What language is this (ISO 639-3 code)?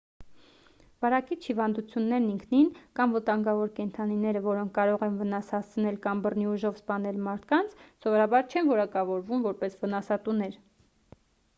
hye